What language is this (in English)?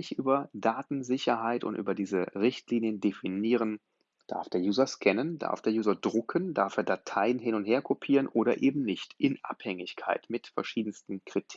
German